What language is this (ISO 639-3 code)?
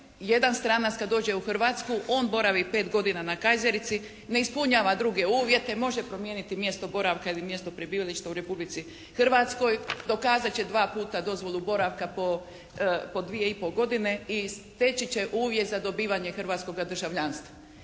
hrv